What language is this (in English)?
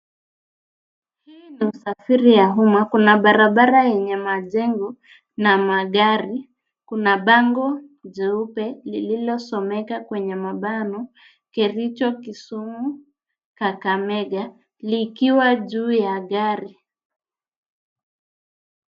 Swahili